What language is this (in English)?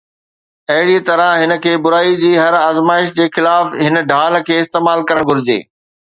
Sindhi